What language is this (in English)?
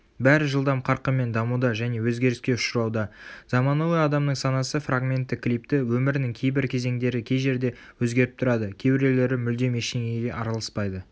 Kazakh